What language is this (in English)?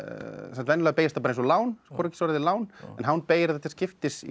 Icelandic